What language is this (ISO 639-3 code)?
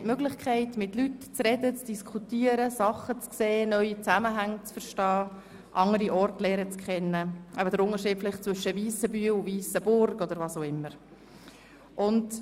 gsw